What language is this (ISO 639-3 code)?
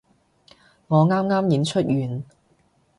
yue